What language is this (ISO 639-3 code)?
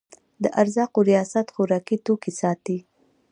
pus